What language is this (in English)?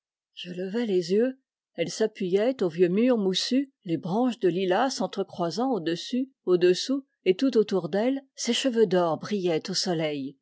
French